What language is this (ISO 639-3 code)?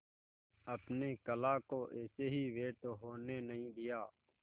hin